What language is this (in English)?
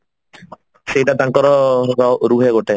Odia